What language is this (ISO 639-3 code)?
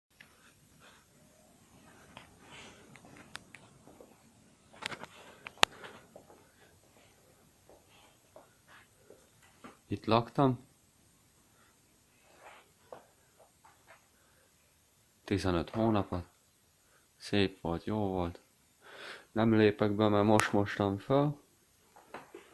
hun